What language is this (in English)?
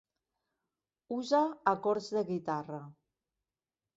Catalan